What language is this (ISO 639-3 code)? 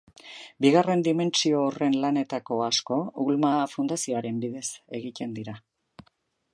eus